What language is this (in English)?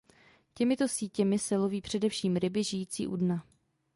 Czech